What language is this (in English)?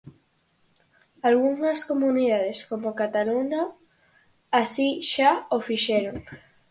Galician